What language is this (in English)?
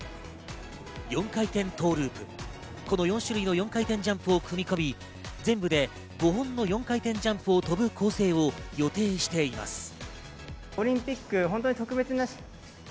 Japanese